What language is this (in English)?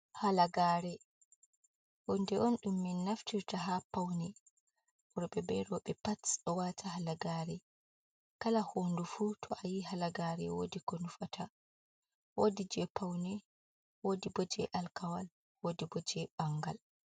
Fula